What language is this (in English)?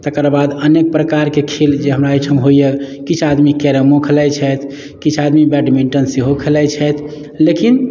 Maithili